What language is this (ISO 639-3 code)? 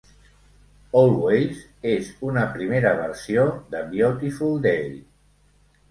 cat